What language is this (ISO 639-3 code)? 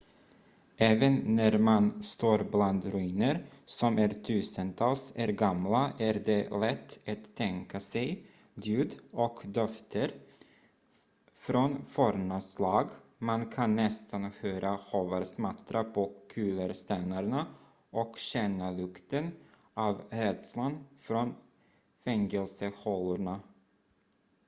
swe